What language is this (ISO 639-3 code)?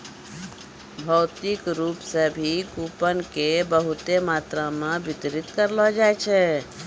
mai